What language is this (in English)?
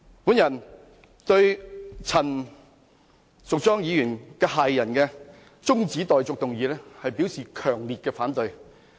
Cantonese